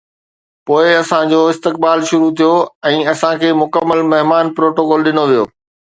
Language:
Sindhi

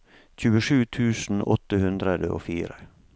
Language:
Norwegian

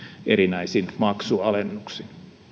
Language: Finnish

